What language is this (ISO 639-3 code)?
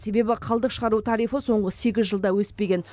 kaz